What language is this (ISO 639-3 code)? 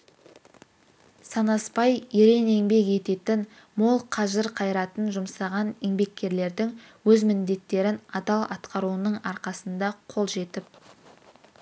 kaz